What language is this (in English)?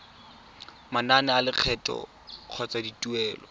Tswana